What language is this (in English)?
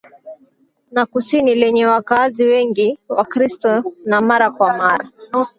Swahili